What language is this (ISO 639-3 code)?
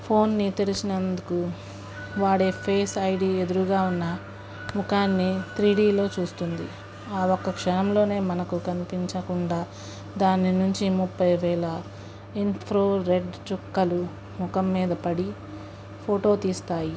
tel